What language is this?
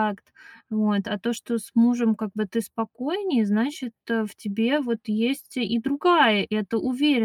Russian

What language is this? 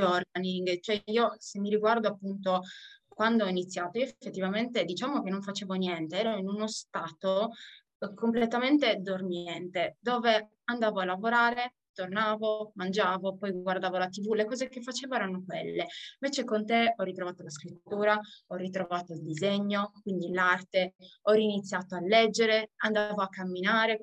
Italian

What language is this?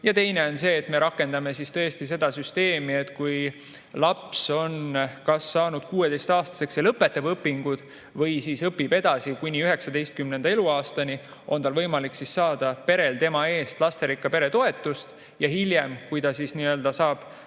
Estonian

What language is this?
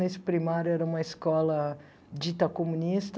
Portuguese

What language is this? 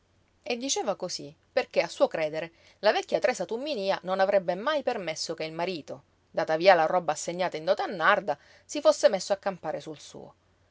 Italian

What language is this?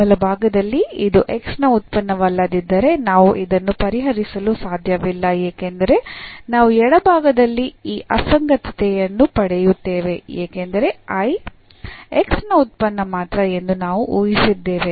Kannada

